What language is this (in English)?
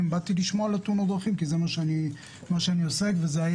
Hebrew